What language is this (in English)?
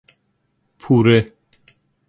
Persian